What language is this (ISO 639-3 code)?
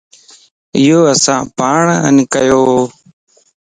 lss